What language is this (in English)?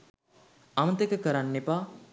Sinhala